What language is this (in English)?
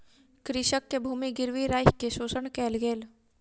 Maithili